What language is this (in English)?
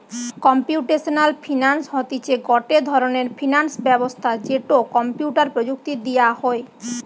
Bangla